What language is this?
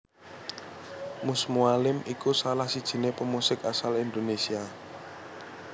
Javanese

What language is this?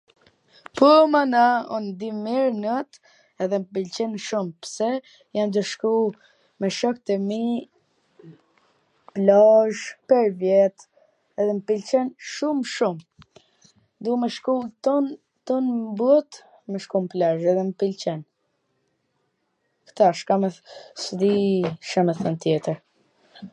Gheg Albanian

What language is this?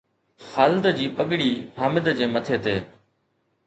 Sindhi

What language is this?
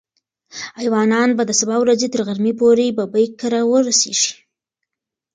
Pashto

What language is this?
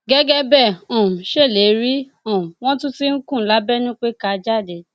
Yoruba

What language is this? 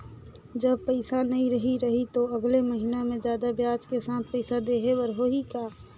Chhattisgarhi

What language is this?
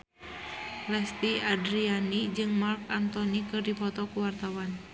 Sundanese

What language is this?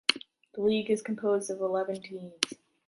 English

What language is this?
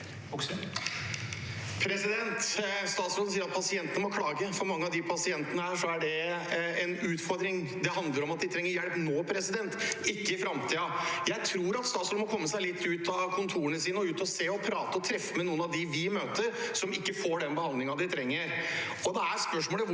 Norwegian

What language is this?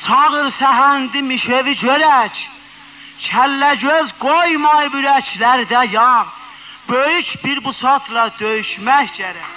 Turkish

